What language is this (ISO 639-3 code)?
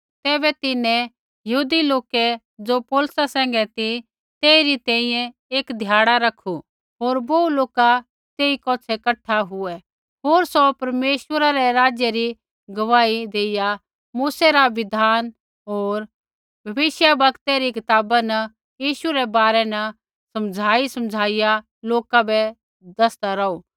kfx